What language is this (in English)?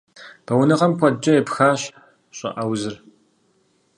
Kabardian